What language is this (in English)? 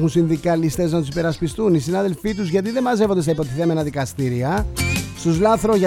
Greek